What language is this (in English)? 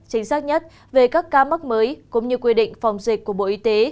Vietnamese